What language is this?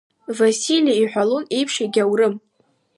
Abkhazian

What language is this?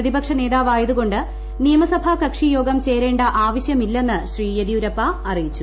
Malayalam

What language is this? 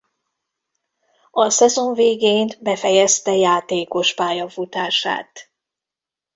Hungarian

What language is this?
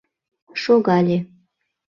Mari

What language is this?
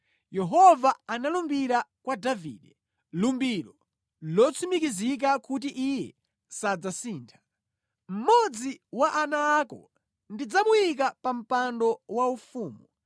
Nyanja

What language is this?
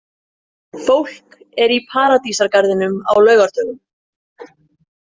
Icelandic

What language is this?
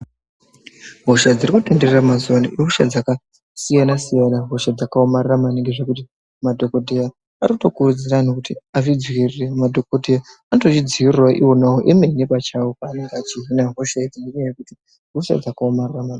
Ndau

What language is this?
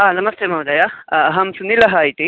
Sanskrit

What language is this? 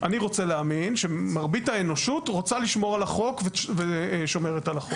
Hebrew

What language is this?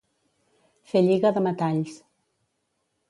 Catalan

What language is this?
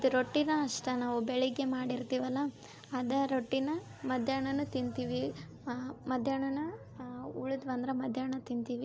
Kannada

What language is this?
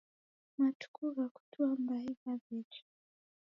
Taita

